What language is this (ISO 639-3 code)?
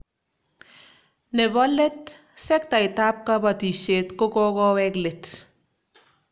kln